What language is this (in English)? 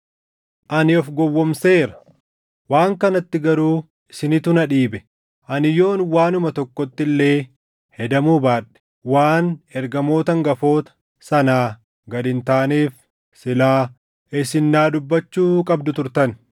Oromo